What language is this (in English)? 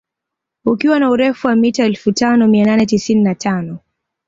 Swahili